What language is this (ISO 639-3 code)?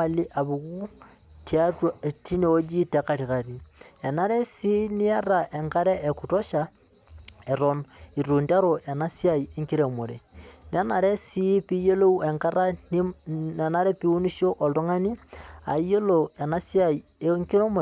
mas